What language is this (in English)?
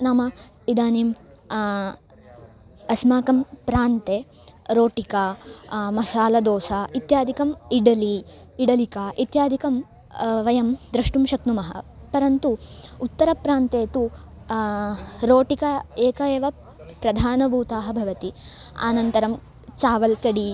Sanskrit